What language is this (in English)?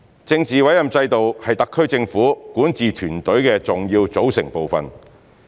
Cantonese